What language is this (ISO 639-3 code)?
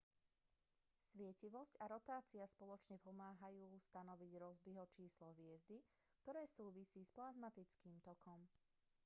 slk